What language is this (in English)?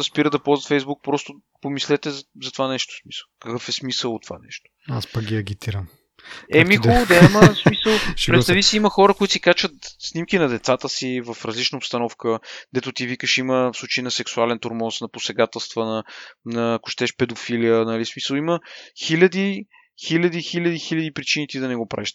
Bulgarian